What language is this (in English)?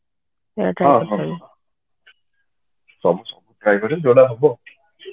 Odia